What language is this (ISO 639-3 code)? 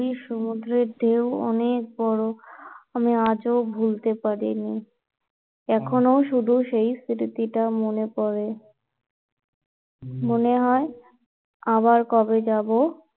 ben